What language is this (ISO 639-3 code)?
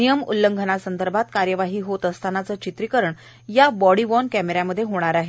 mar